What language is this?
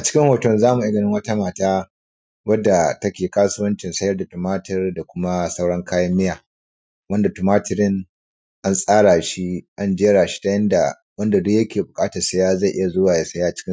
Hausa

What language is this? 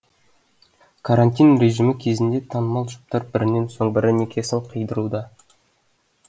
Kazakh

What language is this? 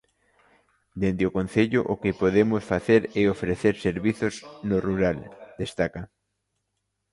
Galician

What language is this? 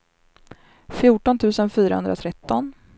Swedish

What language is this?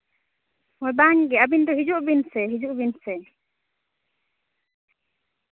Santali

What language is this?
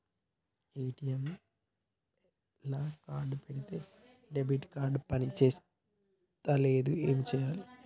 Telugu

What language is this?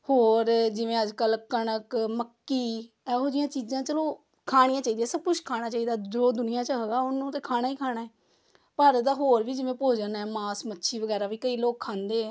Punjabi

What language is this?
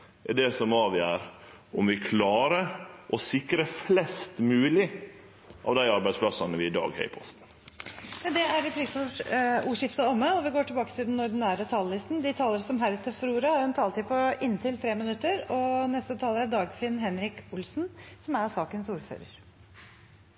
Norwegian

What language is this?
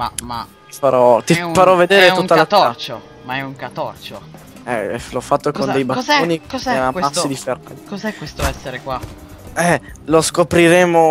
Italian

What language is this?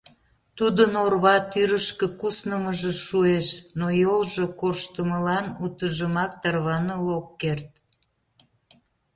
Mari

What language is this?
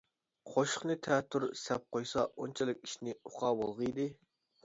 Uyghur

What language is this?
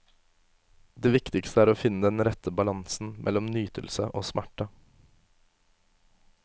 Norwegian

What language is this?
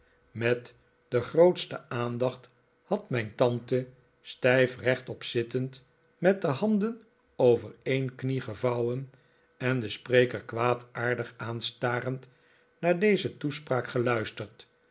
Dutch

